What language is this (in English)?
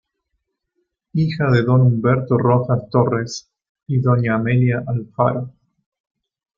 Spanish